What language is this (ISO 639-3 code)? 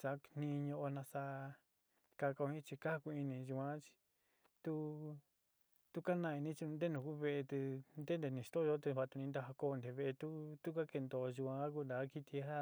xti